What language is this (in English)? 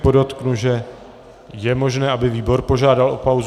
Czech